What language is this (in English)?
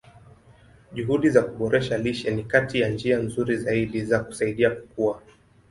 Swahili